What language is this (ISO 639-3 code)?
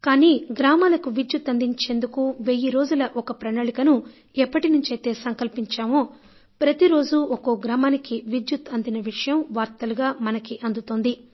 tel